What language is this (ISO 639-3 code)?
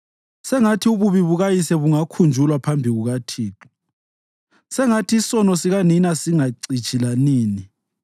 nde